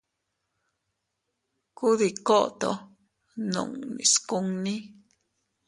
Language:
Teutila Cuicatec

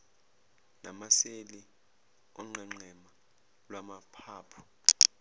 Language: Zulu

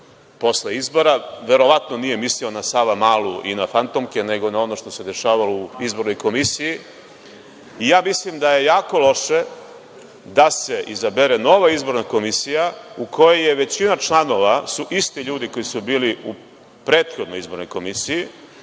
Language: Serbian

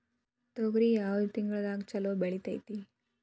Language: Kannada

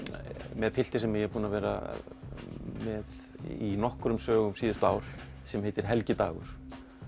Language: Icelandic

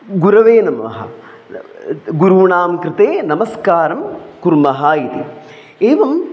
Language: Sanskrit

